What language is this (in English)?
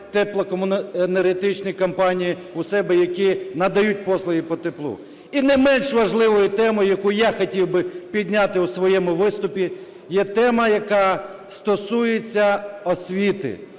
Ukrainian